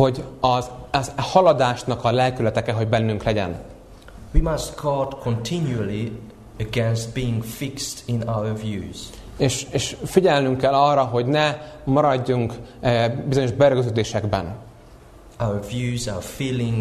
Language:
Hungarian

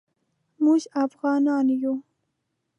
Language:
Pashto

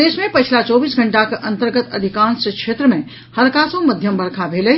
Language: Maithili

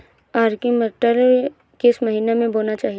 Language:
Hindi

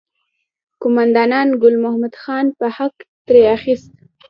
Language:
Pashto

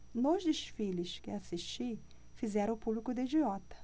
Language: Portuguese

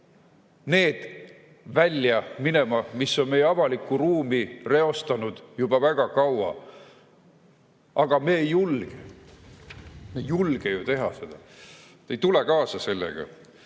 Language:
Estonian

